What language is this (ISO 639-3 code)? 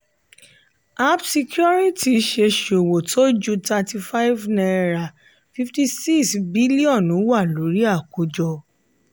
yor